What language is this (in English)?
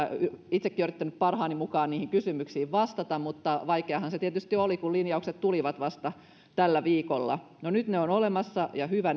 Finnish